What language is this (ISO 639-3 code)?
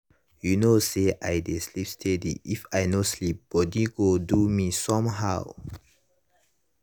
pcm